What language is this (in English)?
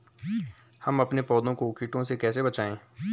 Hindi